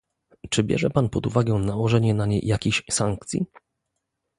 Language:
Polish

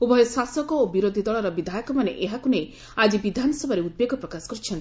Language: Odia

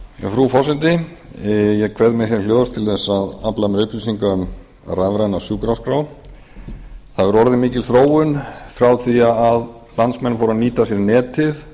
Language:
Icelandic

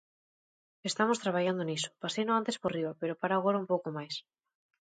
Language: Galician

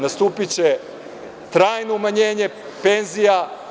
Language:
Serbian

